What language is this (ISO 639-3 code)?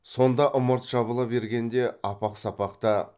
kaz